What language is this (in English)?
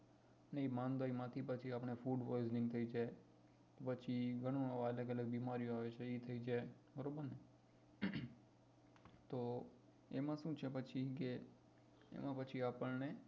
Gujarati